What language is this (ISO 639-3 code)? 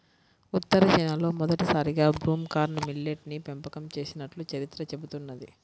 tel